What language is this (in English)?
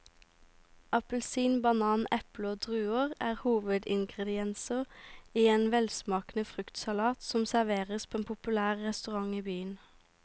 Norwegian